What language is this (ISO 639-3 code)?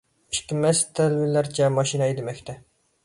uig